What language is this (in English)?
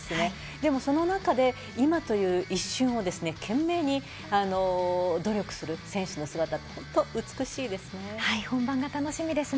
Japanese